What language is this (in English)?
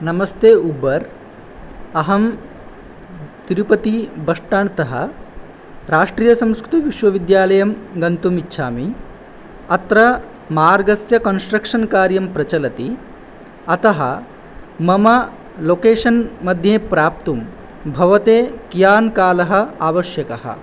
Sanskrit